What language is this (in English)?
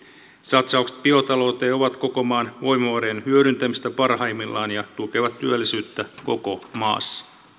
Finnish